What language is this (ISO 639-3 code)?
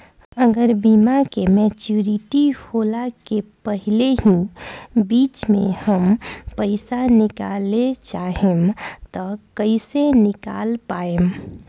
bho